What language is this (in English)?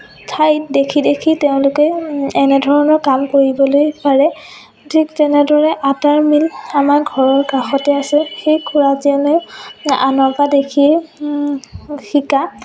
Assamese